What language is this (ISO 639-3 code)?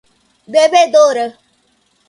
por